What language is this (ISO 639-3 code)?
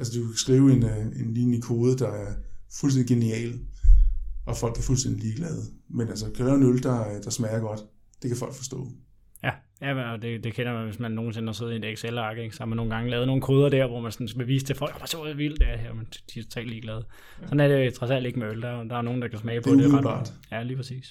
dan